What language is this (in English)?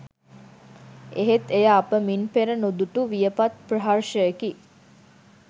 Sinhala